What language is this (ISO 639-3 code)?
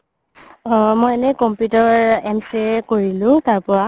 asm